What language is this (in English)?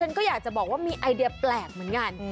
Thai